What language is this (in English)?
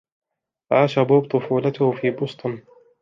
Arabic